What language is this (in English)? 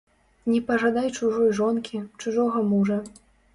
Belarusian